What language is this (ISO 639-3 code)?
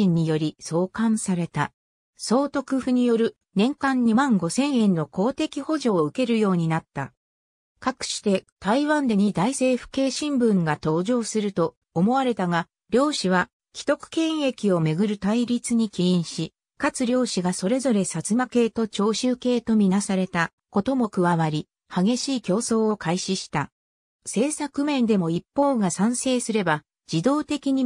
jpn